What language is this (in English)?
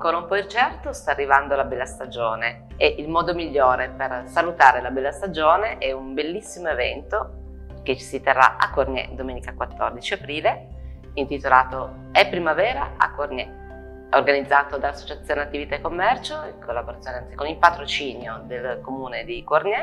Italian